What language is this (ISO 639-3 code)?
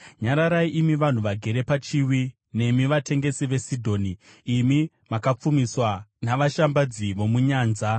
sna